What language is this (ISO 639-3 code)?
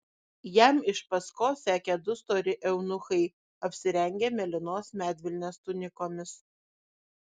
lit